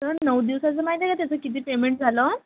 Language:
Marathi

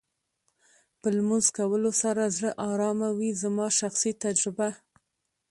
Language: Pashto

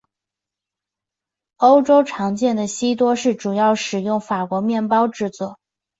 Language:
Chinese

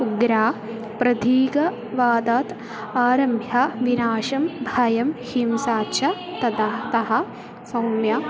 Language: Sanskrit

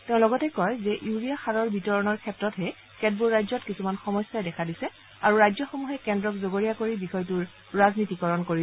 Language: Assamese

